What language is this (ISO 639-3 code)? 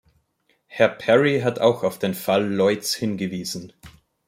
deu